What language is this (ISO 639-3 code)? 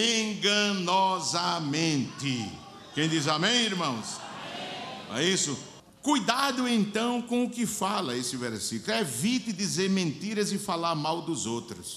por